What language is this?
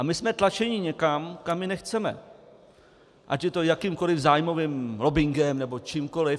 Czech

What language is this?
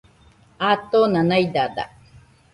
Nüpode Huitoto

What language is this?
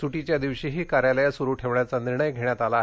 Marathi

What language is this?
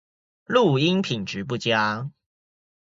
Chinese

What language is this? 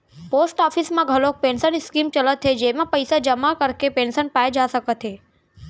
Chhattisgarhi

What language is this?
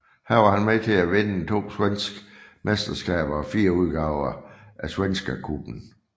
Danish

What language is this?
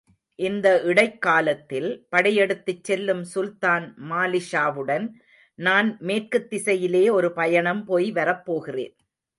Tamil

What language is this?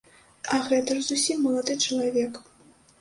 Belarusian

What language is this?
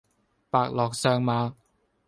Cantonese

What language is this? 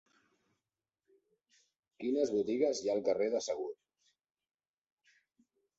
Catalan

